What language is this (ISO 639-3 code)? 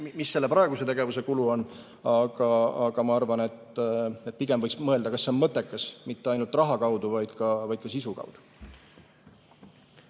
est